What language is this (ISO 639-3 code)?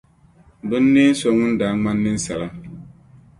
dag